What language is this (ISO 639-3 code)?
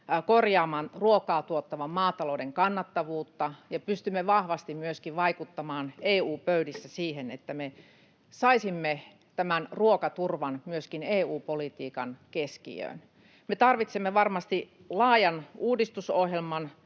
fin